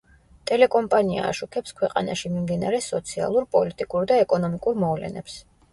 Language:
Georgian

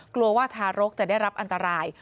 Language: Thai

